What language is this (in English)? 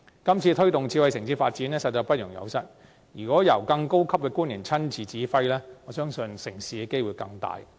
Cantonese